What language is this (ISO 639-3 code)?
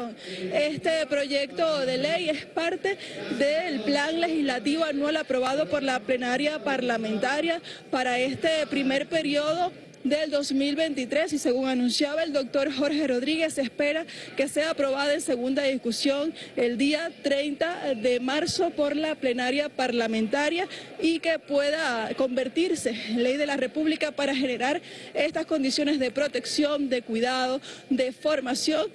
spa